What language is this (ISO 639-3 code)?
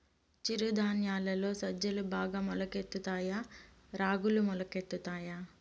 tel